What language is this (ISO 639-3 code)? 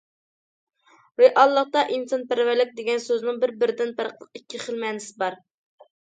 uig